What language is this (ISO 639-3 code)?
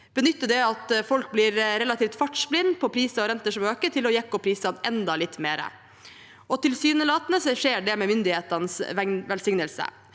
nor